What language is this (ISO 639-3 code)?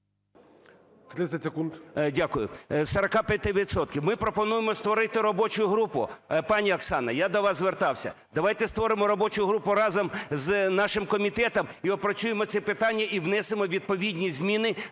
ukr